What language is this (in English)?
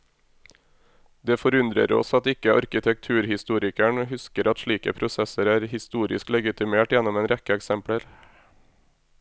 Norwegian